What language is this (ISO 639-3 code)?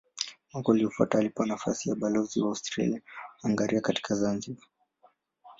swa